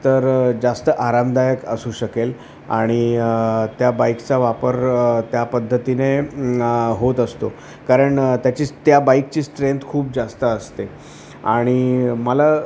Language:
Marathi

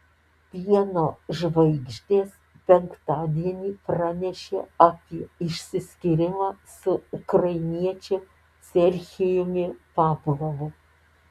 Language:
Lithuanian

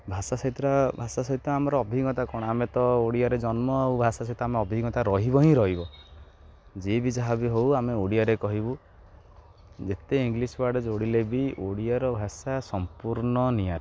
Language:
Odia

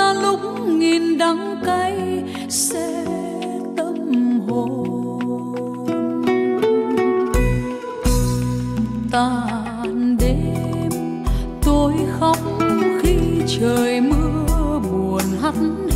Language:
Vietnamese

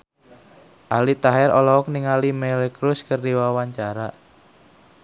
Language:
Sundanese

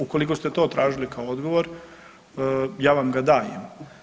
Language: Croatian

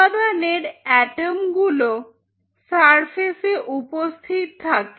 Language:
Bangla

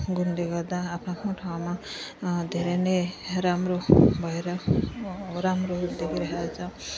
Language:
Nepali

